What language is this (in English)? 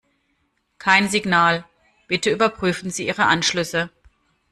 German